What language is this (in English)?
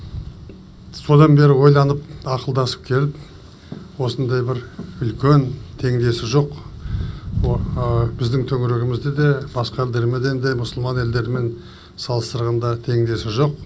Kazakh